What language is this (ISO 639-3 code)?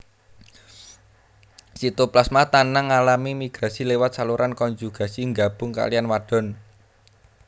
jav